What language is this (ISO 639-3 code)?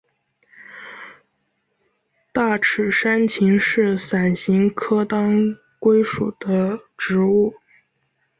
zho